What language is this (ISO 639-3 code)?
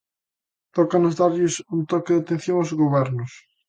glg